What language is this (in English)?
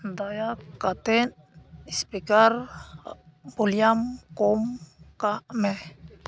Santali